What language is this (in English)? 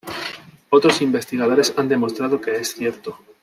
Spanish